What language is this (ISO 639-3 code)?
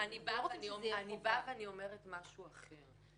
heb